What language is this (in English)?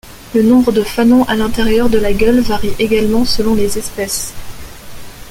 French